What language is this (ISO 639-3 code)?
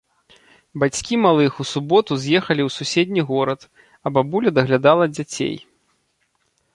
bel